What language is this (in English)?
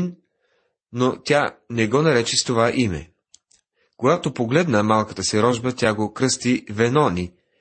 Bulgarian